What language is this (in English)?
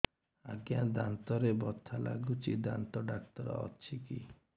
Odia